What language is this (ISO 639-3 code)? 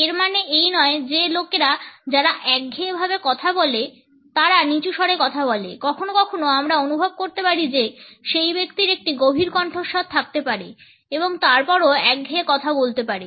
ben